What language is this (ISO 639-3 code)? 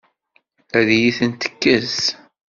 kab